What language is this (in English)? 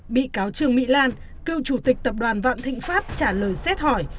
Vietnamese